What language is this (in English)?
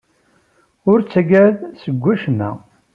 Kabyle